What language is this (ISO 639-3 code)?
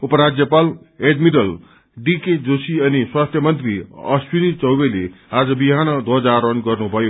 nep